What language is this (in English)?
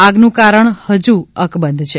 Gujarati